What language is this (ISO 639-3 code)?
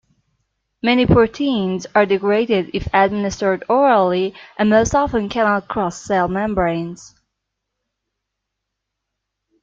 eng